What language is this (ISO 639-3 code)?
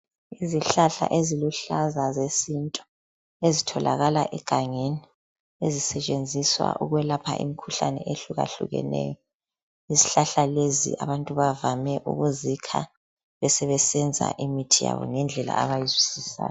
nde